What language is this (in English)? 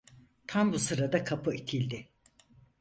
Turkish